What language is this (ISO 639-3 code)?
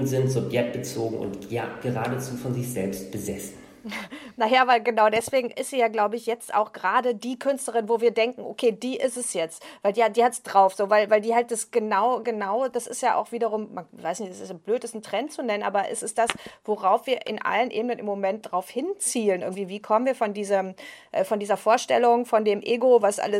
deu